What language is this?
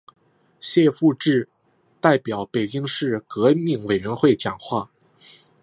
Chinese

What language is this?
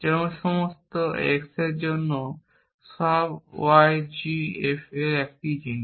Bangla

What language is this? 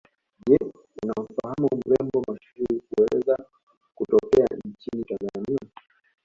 Swahili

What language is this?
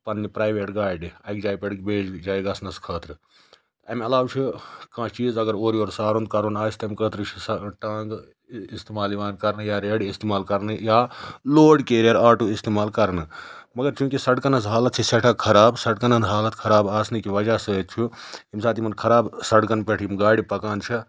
Kashmiri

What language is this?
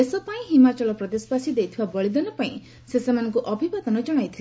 Odia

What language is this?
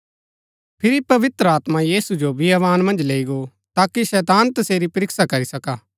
Gaddi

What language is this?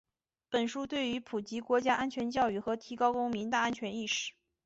Chinese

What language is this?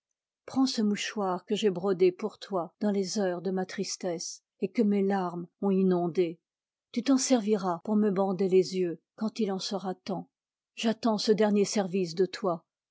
French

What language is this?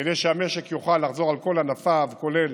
Hebrew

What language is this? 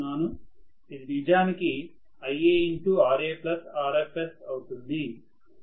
Telugu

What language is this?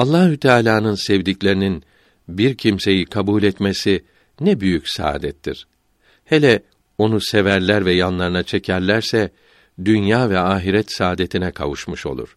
Turkish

